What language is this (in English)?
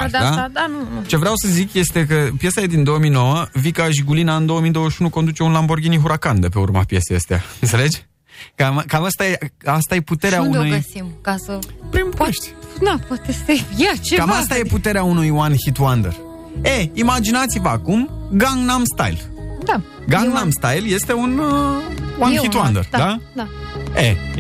Romanian